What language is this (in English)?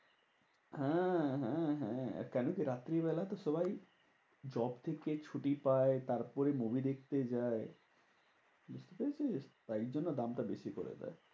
Bangla